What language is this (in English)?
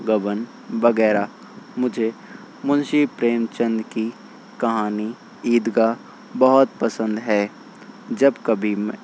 Urdu